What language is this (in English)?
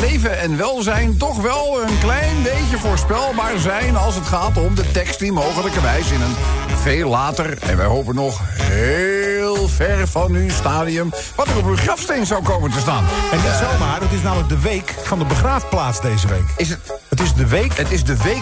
Dutch